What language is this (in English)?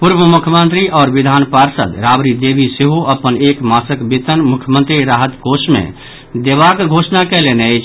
Maithili